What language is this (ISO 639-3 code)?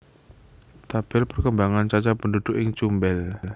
jav